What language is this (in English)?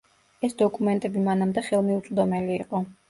Georgian